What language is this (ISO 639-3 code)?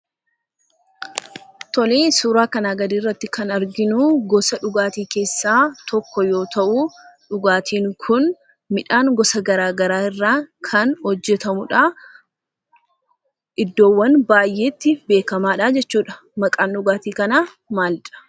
orm